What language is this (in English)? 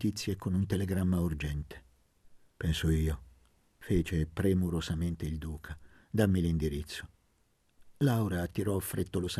Italian